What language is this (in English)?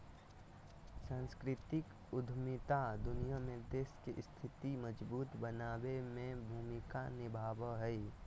Magahi